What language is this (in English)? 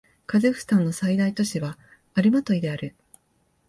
Japanese